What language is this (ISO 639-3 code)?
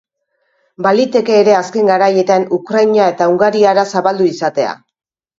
eus